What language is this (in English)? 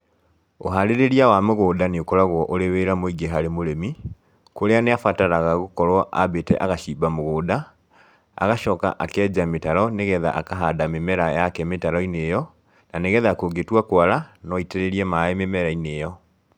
Kikuyu